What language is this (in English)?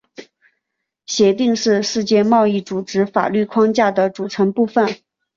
Chinese